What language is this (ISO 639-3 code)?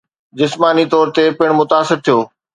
snd